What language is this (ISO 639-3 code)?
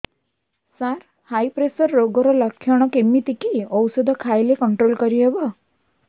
ori